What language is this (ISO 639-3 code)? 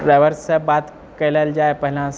mai